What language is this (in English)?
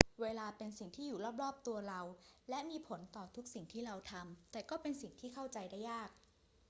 Thai